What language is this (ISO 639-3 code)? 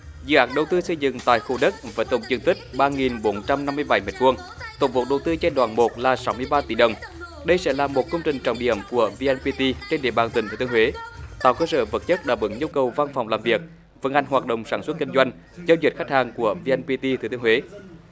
vie